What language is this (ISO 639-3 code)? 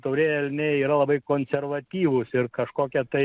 lit